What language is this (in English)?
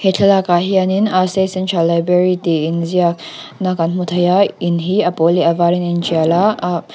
Mizo